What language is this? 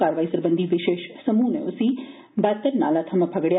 Dogri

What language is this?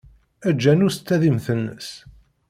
Kabyle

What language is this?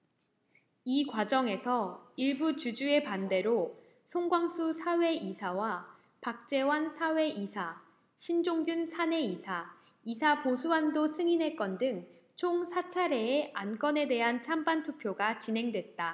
Korean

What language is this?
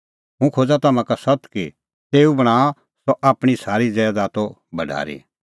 Kullu Pahari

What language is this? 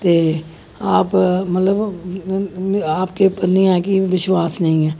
Dogri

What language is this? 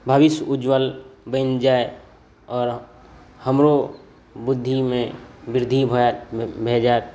Maithili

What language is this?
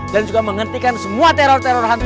Indonesian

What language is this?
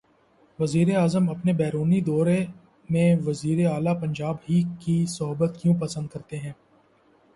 Urdu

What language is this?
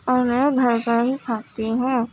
Urdu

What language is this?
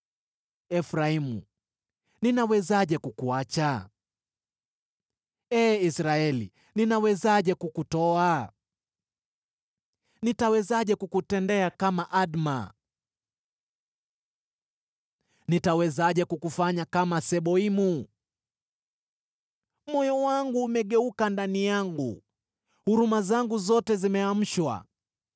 Swahili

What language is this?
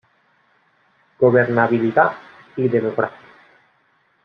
Spanish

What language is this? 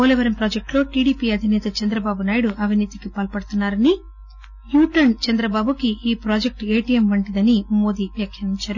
Telugu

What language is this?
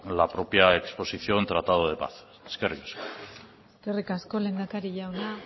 Basque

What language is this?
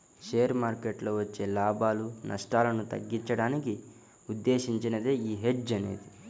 Telugu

